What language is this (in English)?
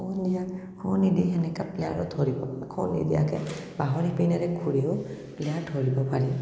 Assamese